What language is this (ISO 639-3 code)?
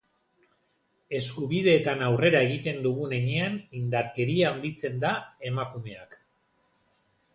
eus